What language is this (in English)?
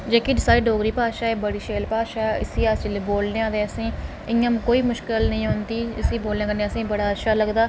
Dogri